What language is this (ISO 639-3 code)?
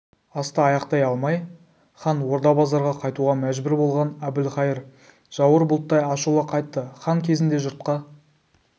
kaz